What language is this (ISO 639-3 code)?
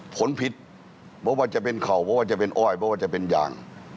tha